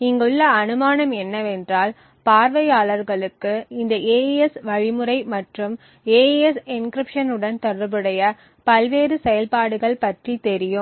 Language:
Tamil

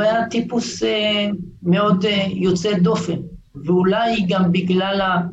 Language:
Hebrew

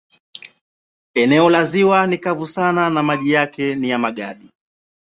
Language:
Swahili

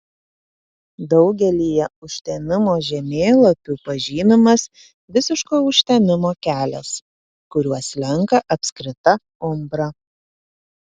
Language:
Lithuanian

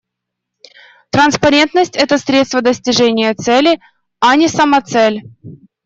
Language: Russian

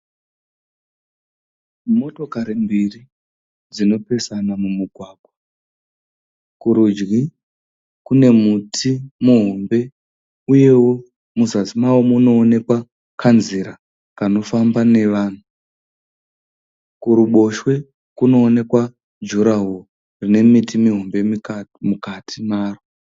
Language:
Shona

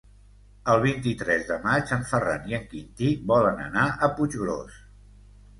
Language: Catalan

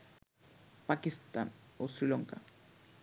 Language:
Bangla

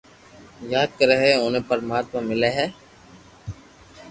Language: Loarki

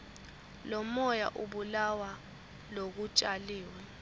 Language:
Swati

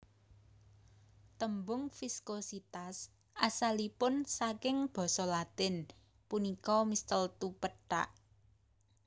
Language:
Javanese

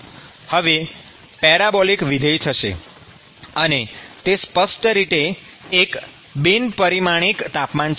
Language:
Gujarati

